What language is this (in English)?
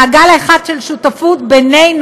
Hebrew